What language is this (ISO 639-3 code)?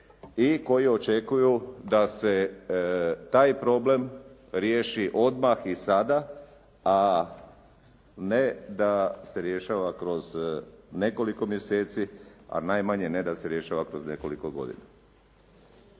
hrv